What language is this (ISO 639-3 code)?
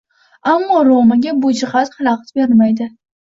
uzb